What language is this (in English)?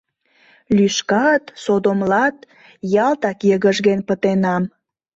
Mari